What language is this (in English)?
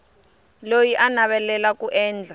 Tsonga